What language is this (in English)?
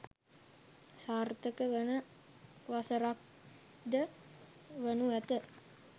Sinhala